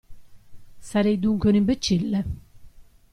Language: Italian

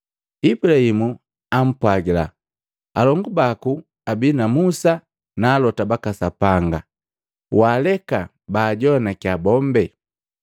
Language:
Matengo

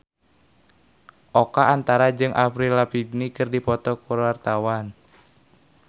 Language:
Sundanese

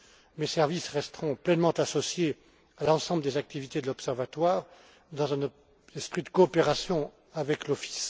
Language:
French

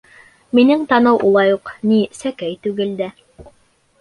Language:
Bashkir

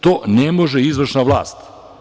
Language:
Serbian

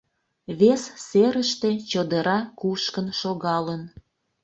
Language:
Mari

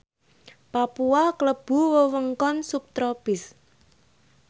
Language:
Javanese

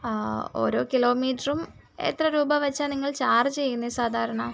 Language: Malayalam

